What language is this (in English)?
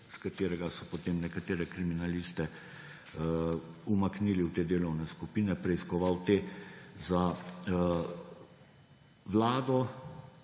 Slovenian